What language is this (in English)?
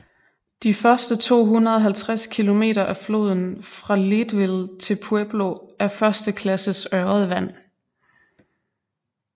Danish